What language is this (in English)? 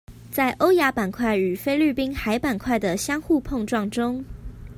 Chinese